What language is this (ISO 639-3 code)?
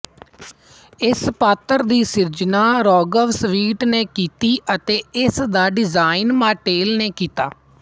pan